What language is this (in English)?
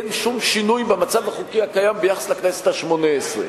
Hebrew